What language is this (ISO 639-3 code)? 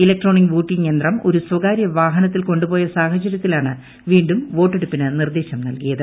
mal